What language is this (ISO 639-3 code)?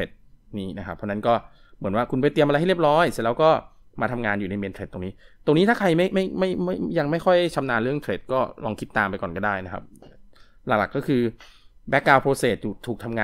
tha